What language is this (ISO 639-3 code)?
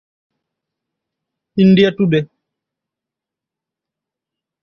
ben